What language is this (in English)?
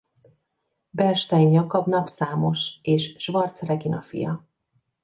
Hungarian